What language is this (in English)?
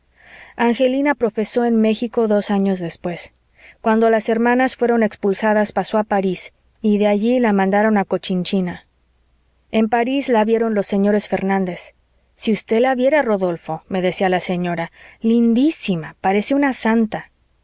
Spanish